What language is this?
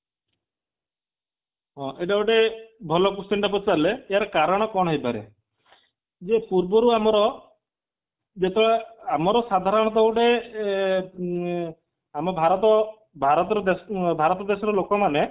Odia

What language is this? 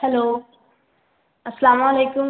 Urdu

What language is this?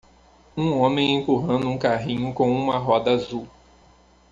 Portuguese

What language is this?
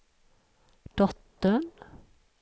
Swedish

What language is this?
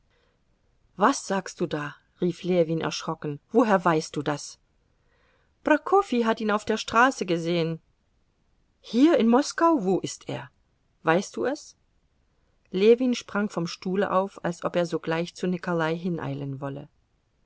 German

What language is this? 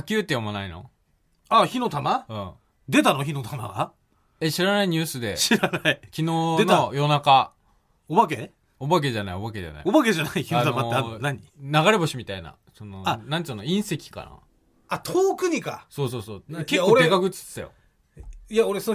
Japanese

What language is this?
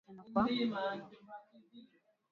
Swahili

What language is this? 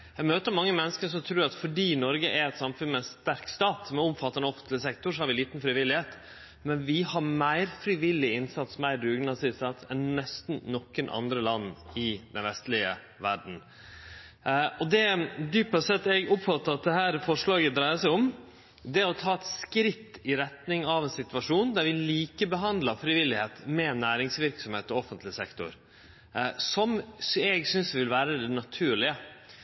Norwegian Nynorsk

